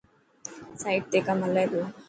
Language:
Dhatki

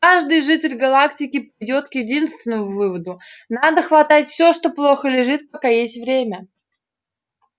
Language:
Russian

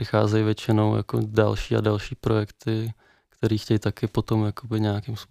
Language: Czech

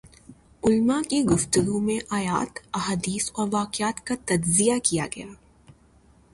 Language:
Urdu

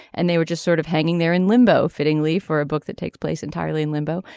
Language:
English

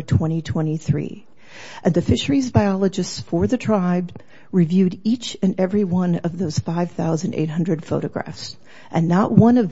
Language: English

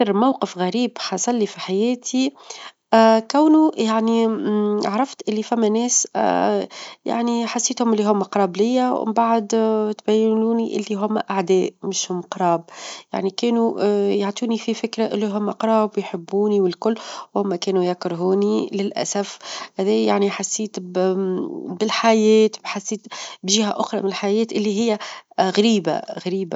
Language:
Tunisian Arabic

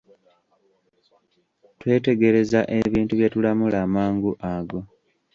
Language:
Ganda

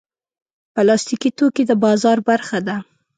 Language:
Pashto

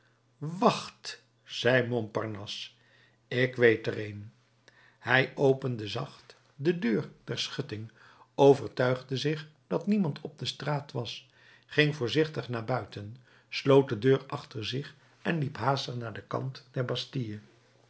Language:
Dutch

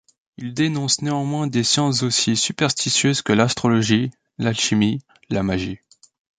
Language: French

